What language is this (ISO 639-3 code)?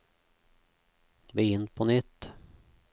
nor